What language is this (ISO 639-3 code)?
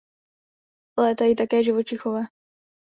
ces